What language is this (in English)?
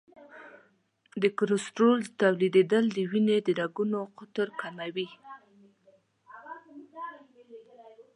Pashto